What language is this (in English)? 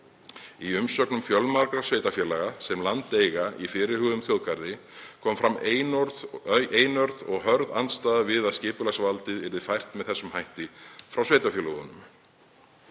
Icelandic